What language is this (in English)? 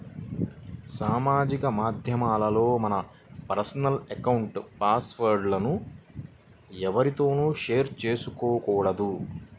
Telugu